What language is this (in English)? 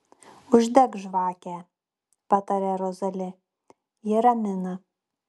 Lithuanian